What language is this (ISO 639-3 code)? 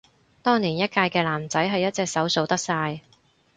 yue